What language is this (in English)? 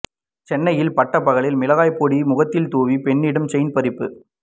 Tamil